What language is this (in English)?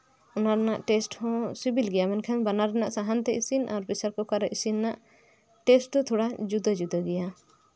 Santali